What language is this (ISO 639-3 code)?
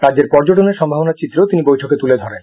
ben